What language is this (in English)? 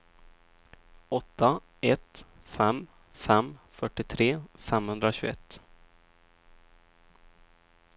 Swedish